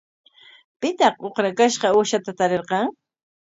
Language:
Corongo Ancash Quechua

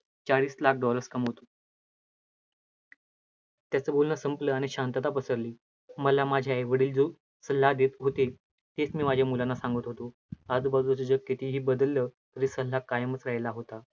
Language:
Marathi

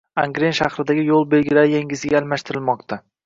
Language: Uzbek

